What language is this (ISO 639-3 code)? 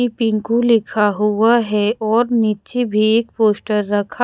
hin